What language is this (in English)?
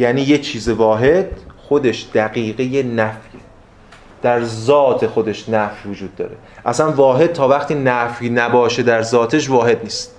Persian